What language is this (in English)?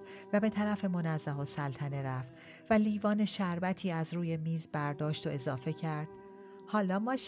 Persian